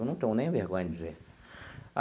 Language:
Portuguese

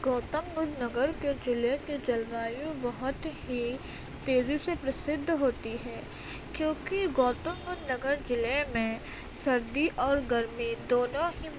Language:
Urdu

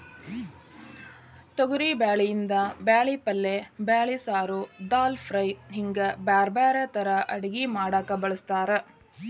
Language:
Kannada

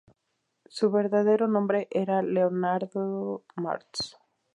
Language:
Spanish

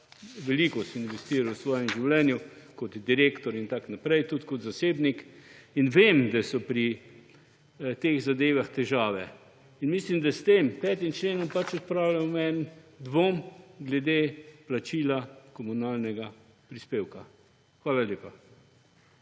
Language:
Slovenian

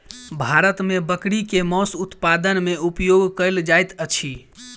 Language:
Maithili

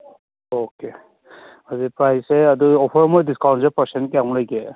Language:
Manipuri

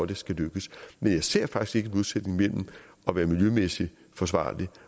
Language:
Danish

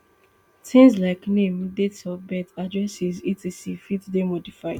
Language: Nigerian Pidgin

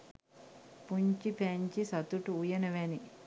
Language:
Sinhala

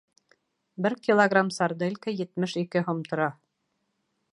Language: Bashkir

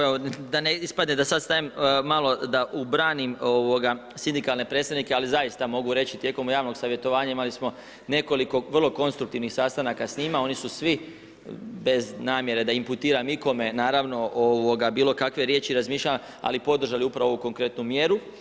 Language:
Croatian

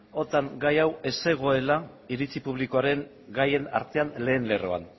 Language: Basque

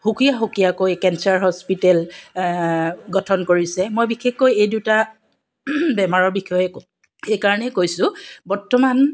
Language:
Assamese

